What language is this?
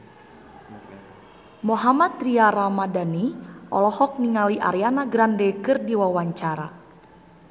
Sundanese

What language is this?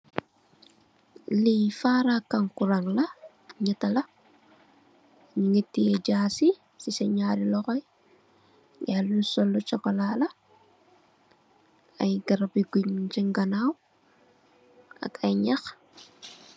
Wolof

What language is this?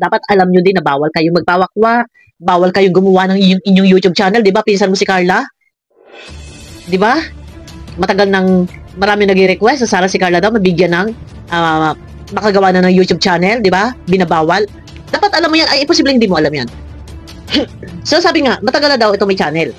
Filipino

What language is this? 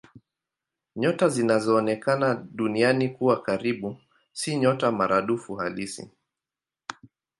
Swahili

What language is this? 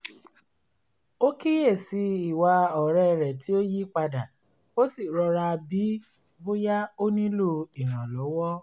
Yoruba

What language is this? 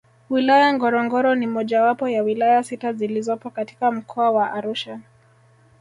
Swahili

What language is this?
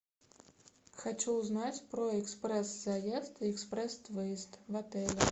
Russian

